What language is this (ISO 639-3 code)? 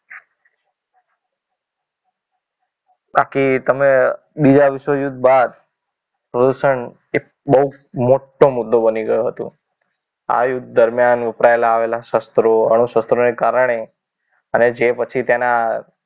guj